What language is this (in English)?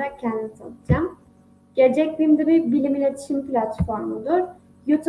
Turkish